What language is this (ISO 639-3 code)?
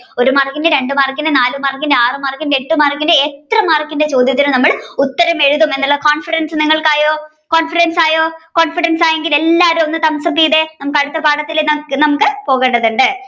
mal